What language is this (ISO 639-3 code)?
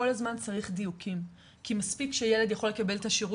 heb